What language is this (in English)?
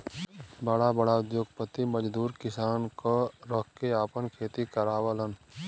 Bhojpuri